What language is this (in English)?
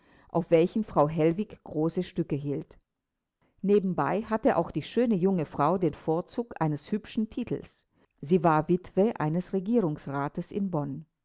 German